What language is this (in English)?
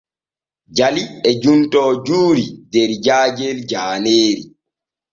Borgu Fulfulde